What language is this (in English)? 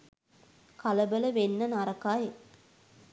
Sinhala